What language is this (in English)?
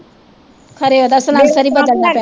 Punjabi